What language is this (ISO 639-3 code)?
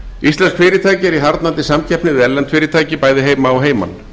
isl